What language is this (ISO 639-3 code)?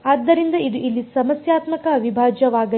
kan